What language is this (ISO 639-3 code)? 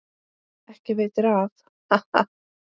isl